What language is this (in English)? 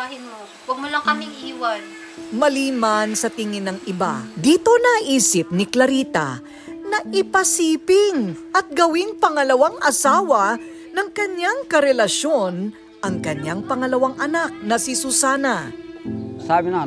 Filipino